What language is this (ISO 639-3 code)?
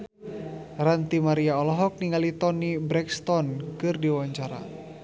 sun